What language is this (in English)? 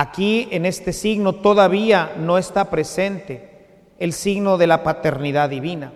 Spanish